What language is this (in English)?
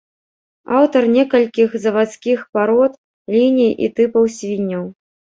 Belarusian